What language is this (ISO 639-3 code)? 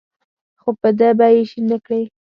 pus